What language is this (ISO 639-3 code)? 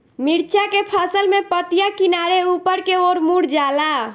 bho